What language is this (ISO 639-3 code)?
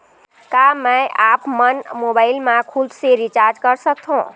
hne